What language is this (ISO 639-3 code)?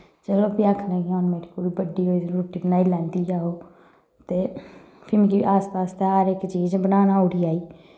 doi